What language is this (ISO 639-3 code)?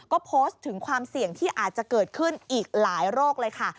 tha